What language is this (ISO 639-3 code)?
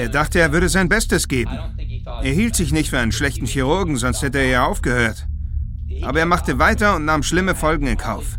deu